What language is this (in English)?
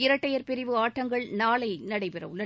Tamil